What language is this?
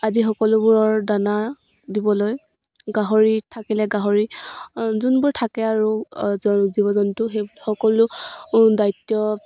Assamese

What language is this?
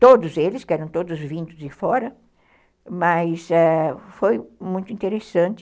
Portuguese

